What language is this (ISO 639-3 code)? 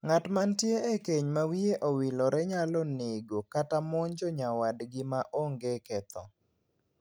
luo